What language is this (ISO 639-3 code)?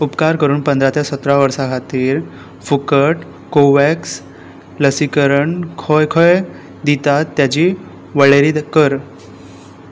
kok